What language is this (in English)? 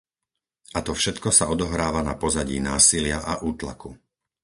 Slovak